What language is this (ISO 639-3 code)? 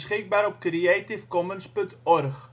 nld